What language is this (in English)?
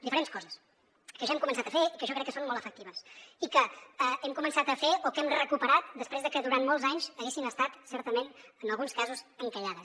Catalan